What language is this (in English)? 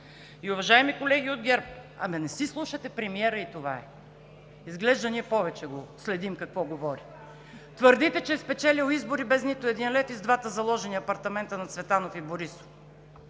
Bulgarian